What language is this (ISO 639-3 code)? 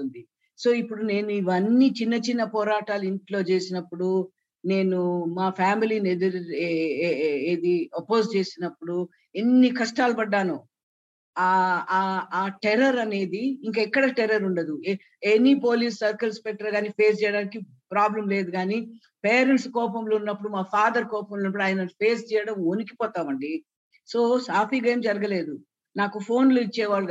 tel